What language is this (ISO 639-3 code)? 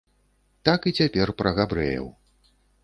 bel